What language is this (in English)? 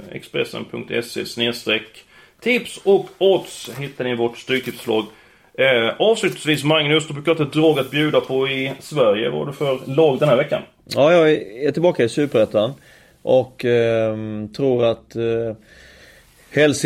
Swedish